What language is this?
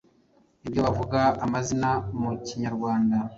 Kinyarwanda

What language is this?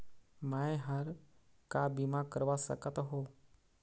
Chhattisgarhi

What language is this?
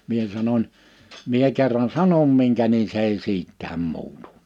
Finnish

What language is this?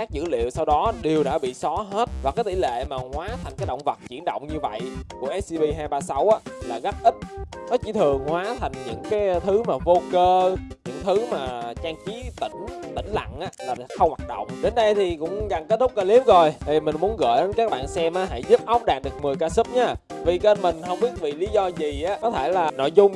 Vietnamese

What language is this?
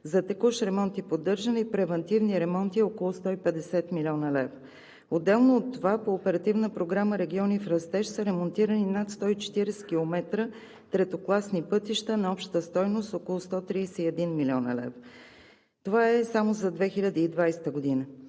Bulgarian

